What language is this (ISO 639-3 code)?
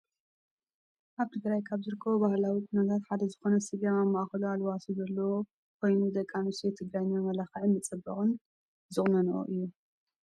tir